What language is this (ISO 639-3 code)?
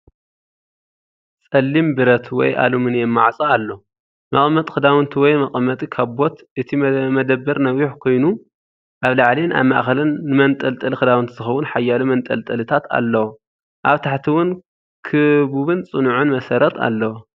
tir